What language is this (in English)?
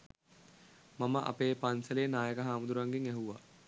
Sinhala